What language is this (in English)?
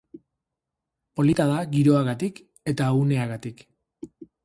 Basque